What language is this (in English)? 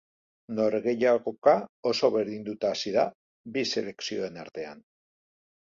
Basque